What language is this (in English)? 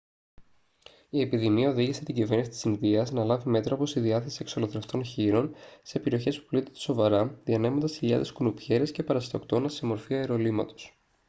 Greek